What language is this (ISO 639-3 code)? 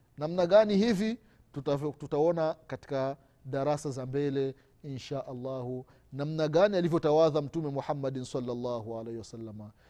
swa